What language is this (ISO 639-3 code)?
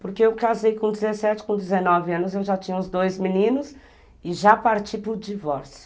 por